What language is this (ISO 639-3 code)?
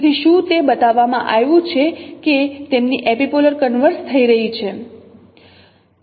guj